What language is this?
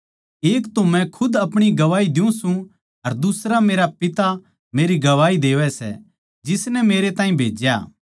Haryanvi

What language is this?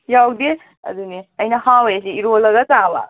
Manipuri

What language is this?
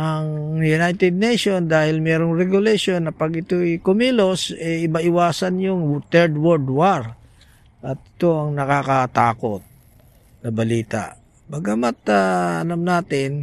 Filipino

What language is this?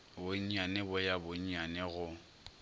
Northern Sotho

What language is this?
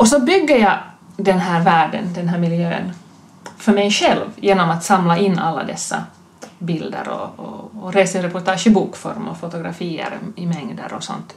Swedish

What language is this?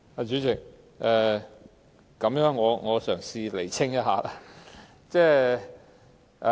Cantonese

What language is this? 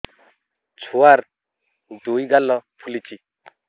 Odia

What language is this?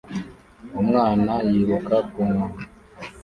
Kinyarwanda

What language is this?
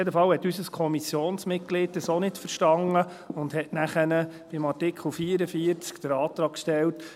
Swiss German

